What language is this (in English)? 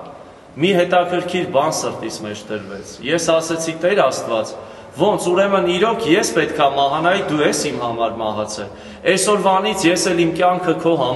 Romanian